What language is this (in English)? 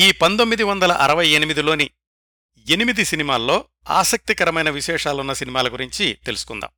Telugu